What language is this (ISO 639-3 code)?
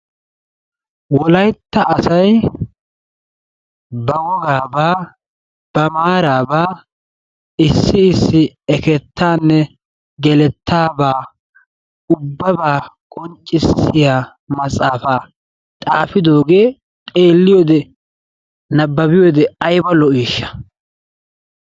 wal